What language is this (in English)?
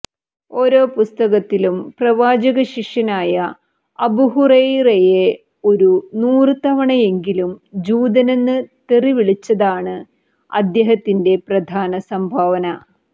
Malayalam